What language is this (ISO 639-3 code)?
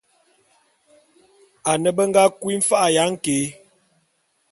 bum